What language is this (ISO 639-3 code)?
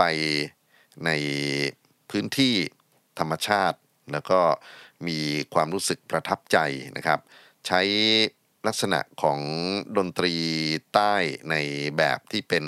tha